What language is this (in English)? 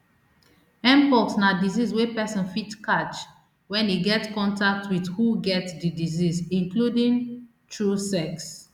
Nigerian Pidgin